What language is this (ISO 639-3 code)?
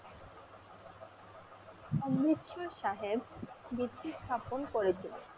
ben